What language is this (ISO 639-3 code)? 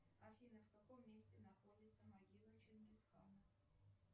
rus